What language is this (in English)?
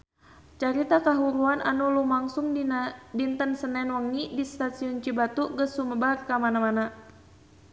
Sundanese